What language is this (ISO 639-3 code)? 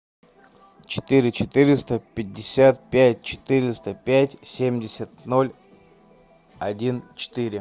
rus